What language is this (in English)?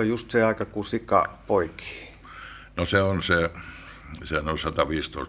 Finnish